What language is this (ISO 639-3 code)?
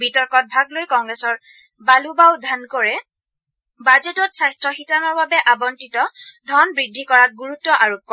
asm